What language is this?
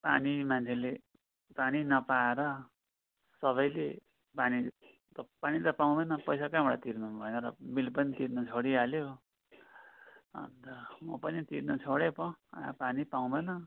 Nepali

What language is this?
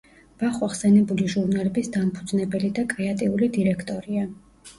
Georgian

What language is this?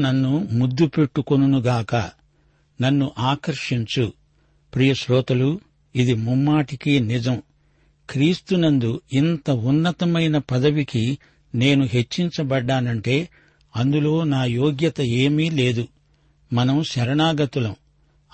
Telugu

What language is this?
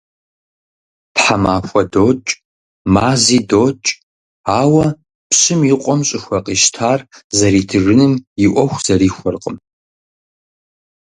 Kabardian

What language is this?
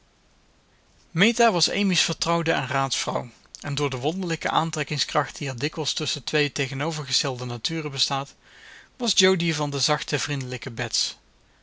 Dutch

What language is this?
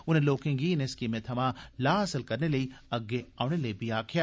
Dogri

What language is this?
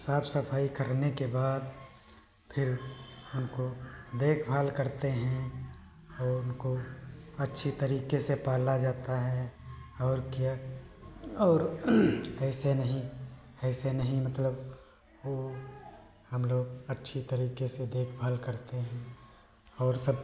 Hindi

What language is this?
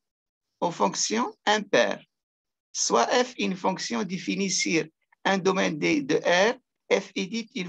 French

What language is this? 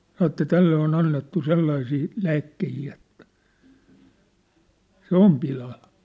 Finnish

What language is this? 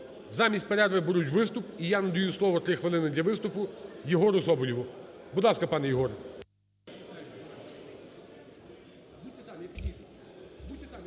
Ukrainian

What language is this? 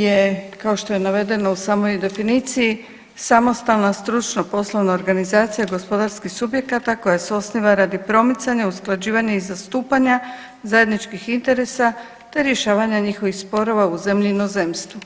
Croatian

